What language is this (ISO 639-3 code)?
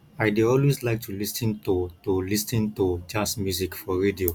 pcm